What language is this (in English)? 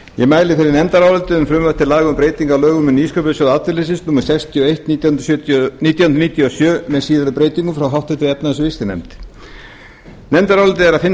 Icelandic